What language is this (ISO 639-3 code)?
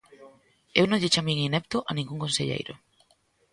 glg